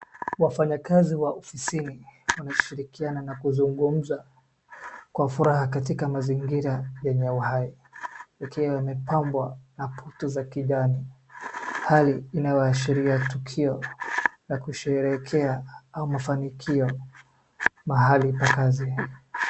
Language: Swahili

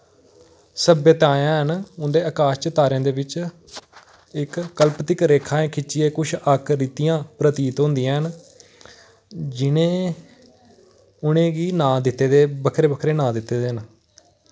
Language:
Dogri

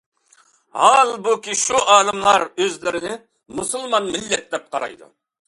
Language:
Uyghur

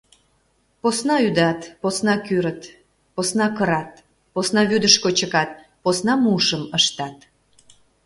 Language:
Mari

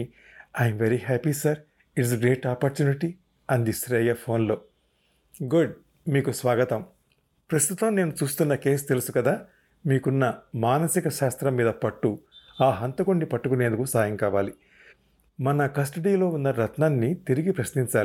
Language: Telugu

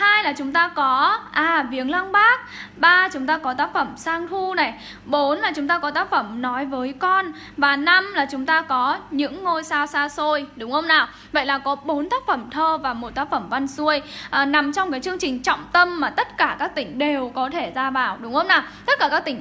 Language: Vietnamese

